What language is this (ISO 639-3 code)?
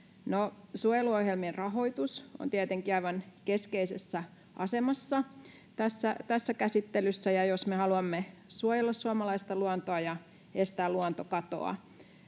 fin